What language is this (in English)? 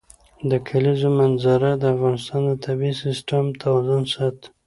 Pashto